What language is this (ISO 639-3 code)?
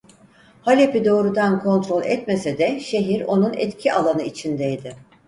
tur